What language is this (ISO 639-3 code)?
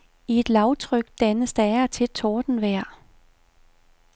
dan